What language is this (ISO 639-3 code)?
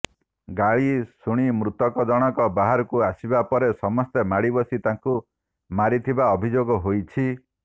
ori